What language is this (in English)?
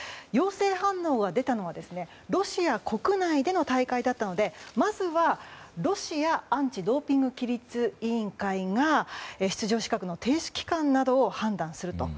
Japanese